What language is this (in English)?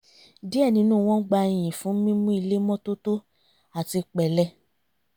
Yoruba